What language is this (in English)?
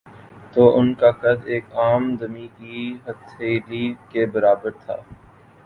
Urdu